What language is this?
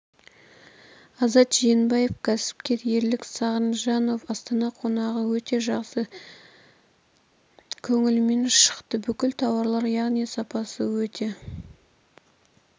Kazakh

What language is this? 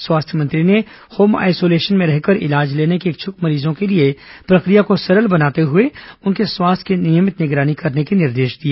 Hindi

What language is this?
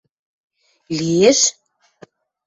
Western Mari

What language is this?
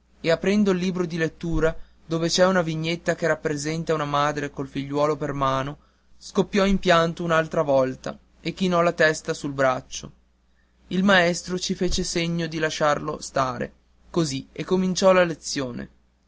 Italian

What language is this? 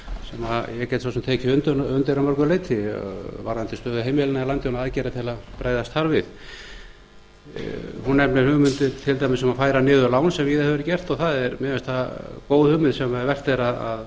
Icelandic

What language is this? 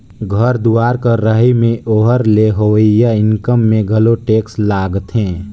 Chhattisgarhi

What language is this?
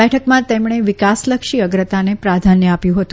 Gujarati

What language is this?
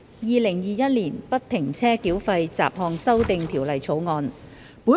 Cantonese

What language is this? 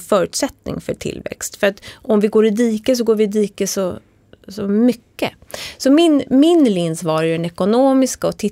Swedish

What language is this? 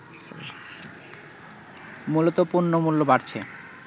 Bangla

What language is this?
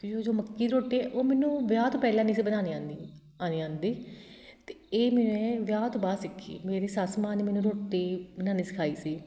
Punjabi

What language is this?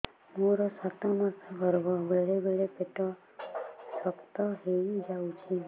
Odia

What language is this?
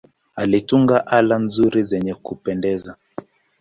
Swahili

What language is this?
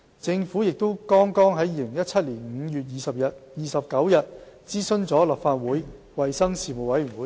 Cantonese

